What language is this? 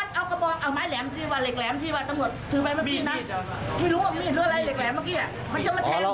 Thai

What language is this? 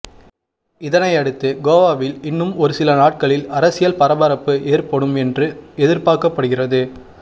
Tamil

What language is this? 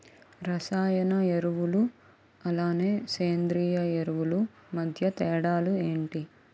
Telugu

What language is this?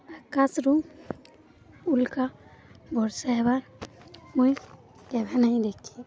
Odia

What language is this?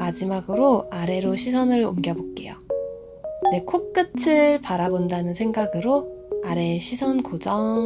Korean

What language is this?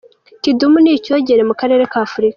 Kinyarwanda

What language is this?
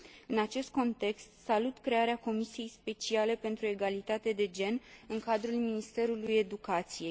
Romanian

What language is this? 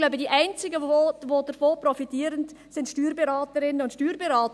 Swiss German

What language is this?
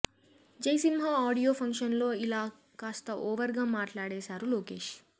Telugu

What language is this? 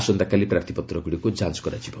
Odia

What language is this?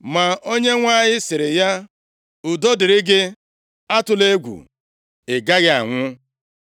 Igbo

